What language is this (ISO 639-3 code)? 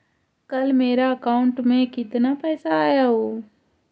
mag